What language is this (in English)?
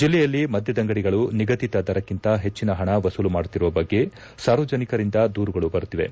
Kannada